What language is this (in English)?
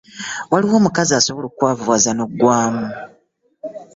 Ganda